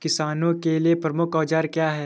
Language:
Hindi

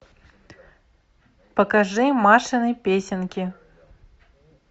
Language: Russian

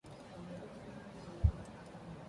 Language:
English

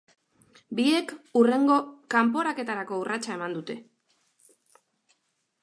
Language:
Basque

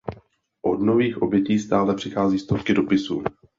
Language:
Czech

